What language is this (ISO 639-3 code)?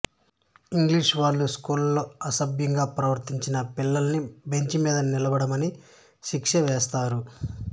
tel